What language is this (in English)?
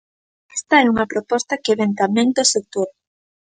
Galician